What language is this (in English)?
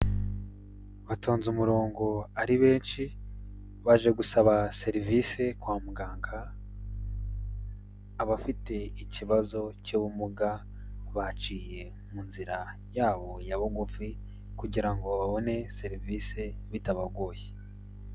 Kinyarwanda